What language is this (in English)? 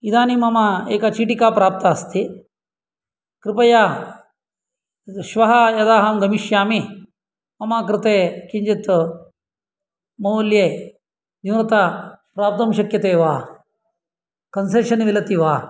Sanskrit